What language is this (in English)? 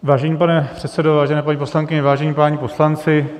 Czech